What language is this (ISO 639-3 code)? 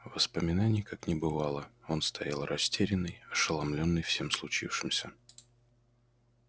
rus